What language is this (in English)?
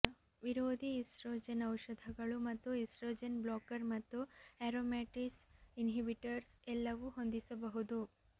Kannada